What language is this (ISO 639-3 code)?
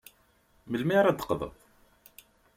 kab